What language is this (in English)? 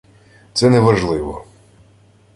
Ukrainian